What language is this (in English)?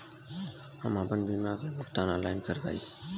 Bhojpuri